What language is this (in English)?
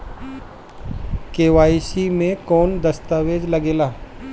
Bhojpuri